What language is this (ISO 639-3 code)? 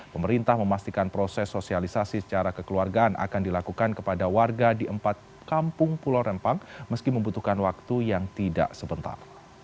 ind